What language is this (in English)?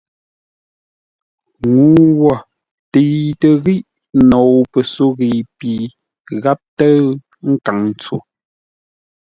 Ngombale